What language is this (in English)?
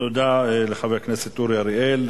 Hebrew